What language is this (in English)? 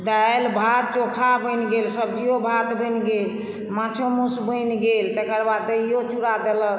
Maithili